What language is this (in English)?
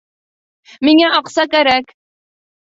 Bashkir